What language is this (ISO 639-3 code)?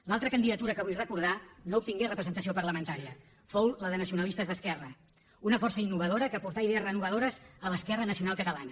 cat